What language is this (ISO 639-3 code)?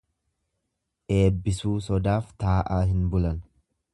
orm